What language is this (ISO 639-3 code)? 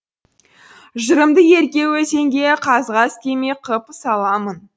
kaz